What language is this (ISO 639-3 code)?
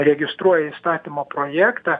lit